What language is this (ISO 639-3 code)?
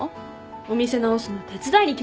jpn